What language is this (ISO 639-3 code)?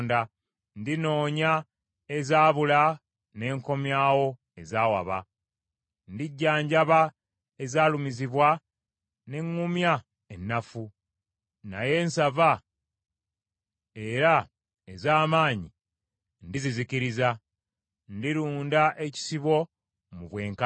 lug